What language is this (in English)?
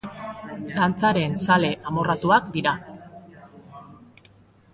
Basque